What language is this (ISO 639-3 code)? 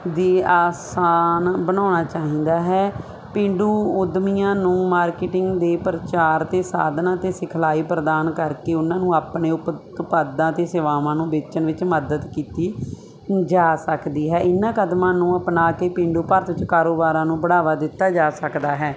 pan